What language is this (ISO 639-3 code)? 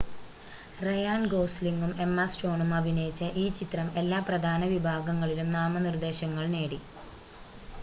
mal